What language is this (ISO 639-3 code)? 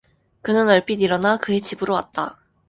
kor